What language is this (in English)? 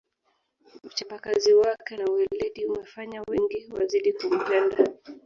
Swahili